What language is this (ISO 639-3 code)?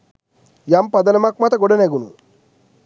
sin